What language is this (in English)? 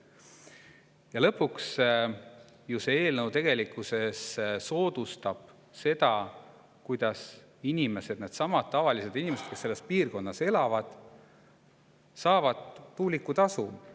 Estonian